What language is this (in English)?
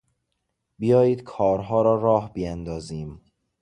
Persian